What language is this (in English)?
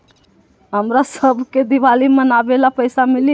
Magahi